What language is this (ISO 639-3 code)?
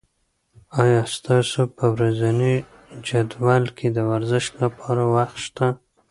pus